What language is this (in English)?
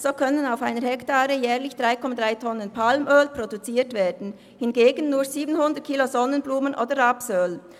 Swiss German